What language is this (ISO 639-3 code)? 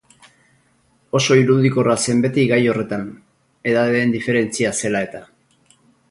eus